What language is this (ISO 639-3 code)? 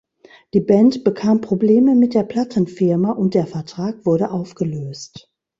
deu